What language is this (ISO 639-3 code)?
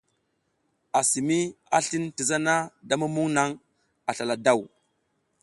giz